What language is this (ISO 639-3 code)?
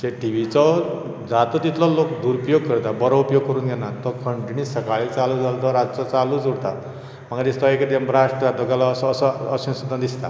kok